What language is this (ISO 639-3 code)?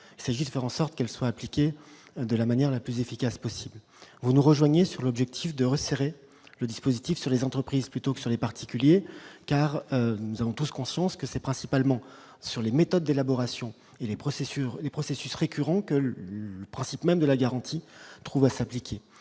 fra